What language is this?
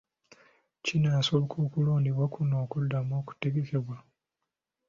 Ganda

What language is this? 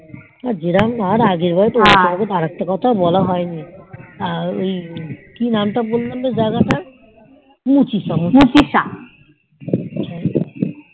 Bangla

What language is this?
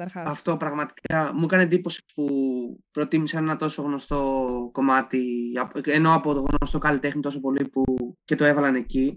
Greek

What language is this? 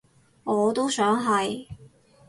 Cantonese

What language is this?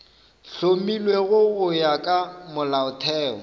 Northern Sotho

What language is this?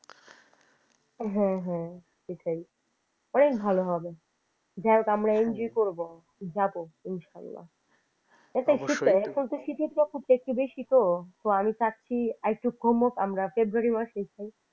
Bangla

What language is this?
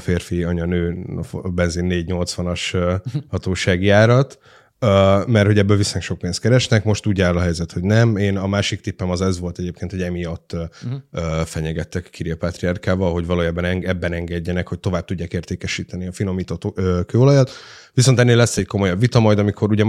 Hungarian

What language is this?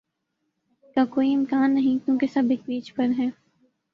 Urdu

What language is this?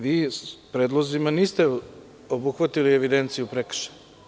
Serbian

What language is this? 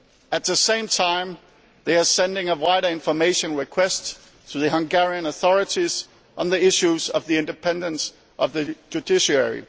English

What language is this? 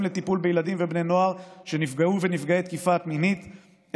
Hebrew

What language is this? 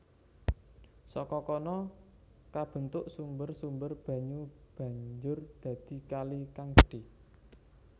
Javanese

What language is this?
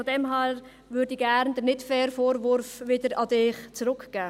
Swiss German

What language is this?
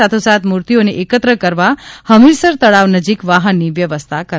Gujarati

